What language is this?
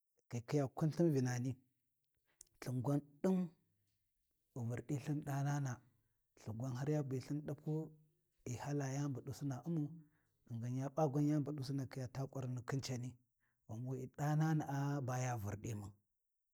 Warji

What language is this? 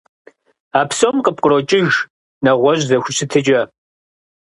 Kabardian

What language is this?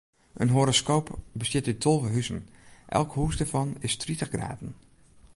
Western Frisian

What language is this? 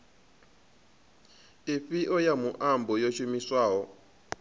Venda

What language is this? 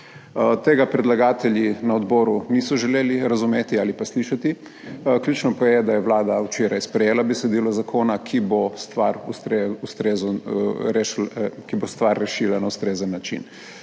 Slovenian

